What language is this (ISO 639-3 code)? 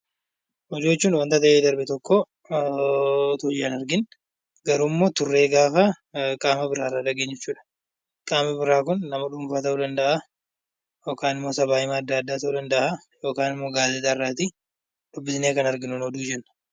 orm